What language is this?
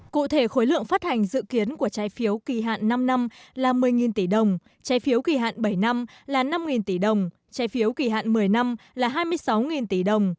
Vietnamese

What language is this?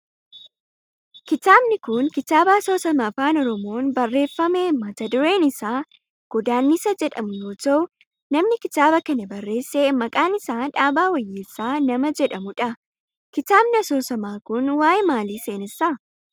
Oromo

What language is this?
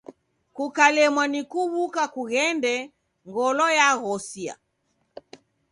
Taita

